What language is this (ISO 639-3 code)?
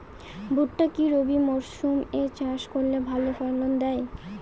ben